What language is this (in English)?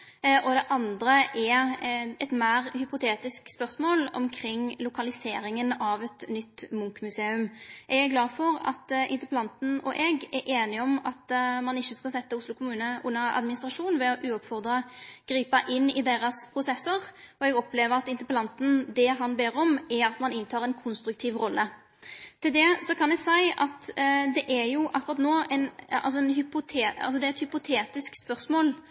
Norwegian Nynorsk